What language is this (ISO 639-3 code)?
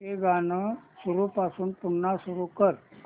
mar